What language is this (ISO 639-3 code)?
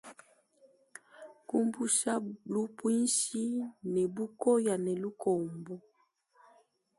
lua